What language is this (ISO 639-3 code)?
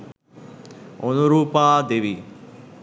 ben